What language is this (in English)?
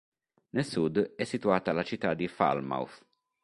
Italian